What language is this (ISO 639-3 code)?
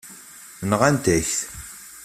kab